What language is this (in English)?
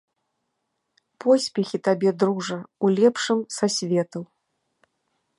Belarusian